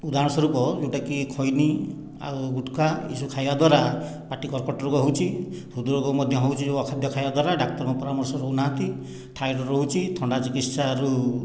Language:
Odia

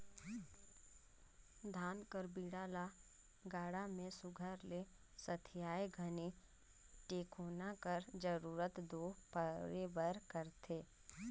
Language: Chhattisgarhi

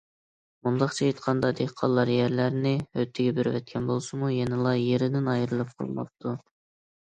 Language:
Uyghur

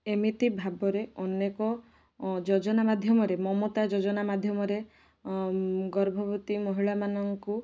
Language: Odia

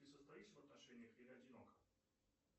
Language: Russian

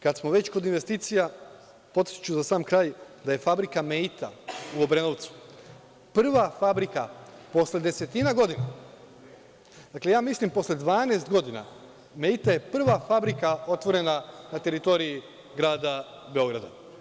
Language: Serbian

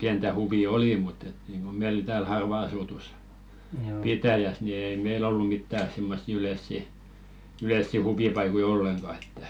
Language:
Finnish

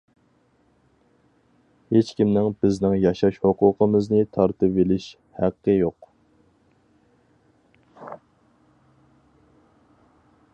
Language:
Uyghur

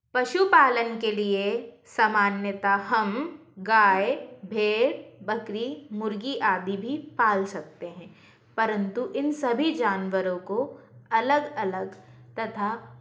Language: Hindi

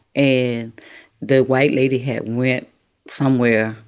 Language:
English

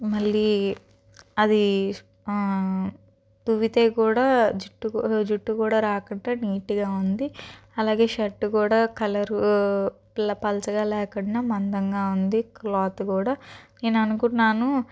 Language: Telugu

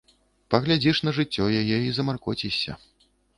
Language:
Belarusian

